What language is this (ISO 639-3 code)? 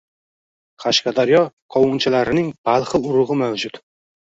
uzb